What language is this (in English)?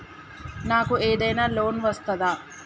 Telugu